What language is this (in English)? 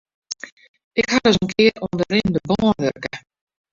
Western Frisian